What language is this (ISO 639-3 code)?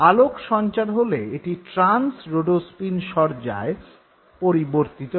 ben